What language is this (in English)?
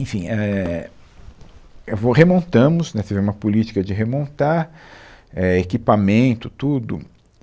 Portuguese